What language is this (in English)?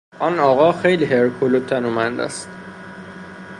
Persian